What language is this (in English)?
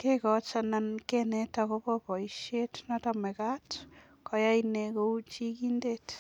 Kalenjin